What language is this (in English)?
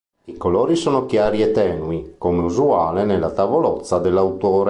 Italian